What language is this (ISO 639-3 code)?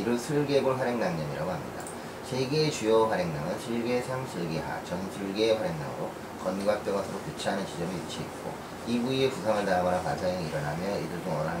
kor